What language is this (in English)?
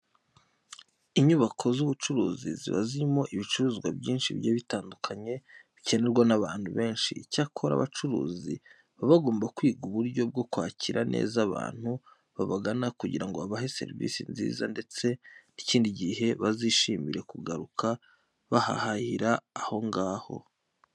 Kinyarwanda